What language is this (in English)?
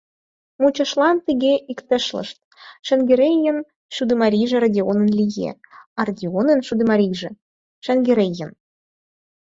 Mari